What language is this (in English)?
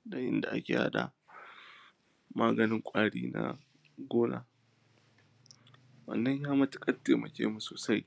Hausa